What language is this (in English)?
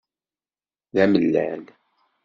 Kabyle